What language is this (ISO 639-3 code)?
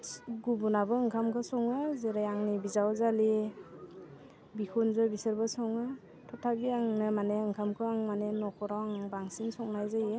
brx